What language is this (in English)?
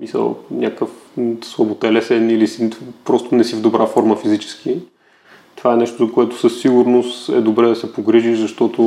Bulgarian